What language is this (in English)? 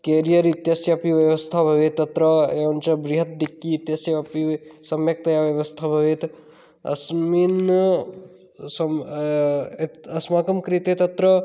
Sanskrit